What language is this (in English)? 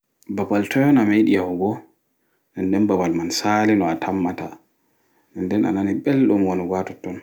Fula